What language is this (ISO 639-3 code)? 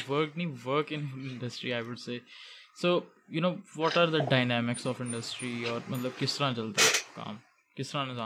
urd